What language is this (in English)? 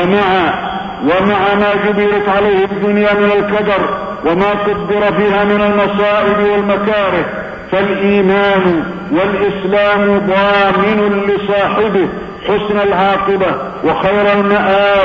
Arabic